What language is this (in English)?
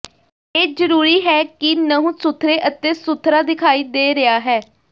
Punjabi